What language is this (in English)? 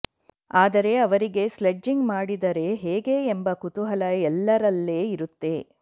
Kannada